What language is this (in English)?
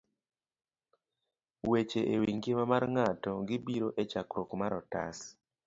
Luo (Kenya and Tanzania)